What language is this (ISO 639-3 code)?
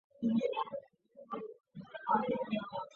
zho